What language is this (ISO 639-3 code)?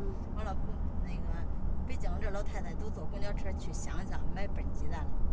zho